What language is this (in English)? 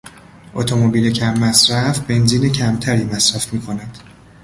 Persian